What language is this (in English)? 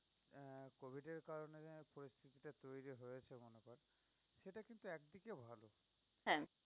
Bangla